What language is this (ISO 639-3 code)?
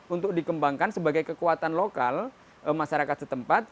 ind